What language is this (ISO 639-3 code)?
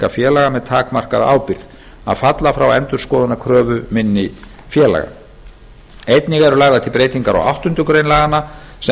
isl